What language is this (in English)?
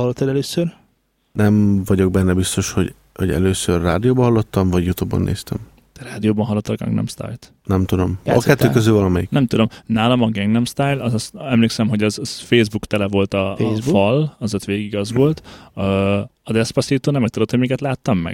Hungarian